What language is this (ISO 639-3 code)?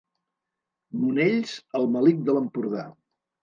cat